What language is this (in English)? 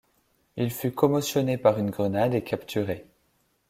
French